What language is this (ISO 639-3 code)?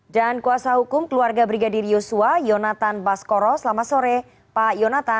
ind